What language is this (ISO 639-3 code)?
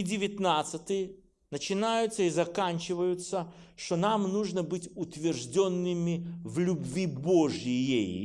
rus